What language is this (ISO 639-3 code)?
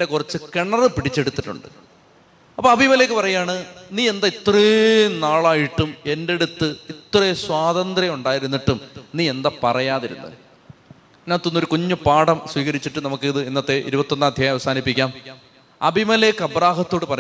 mal